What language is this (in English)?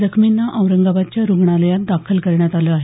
Marathi